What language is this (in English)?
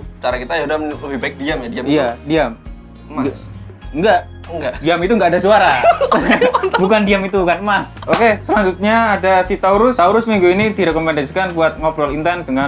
Indonesian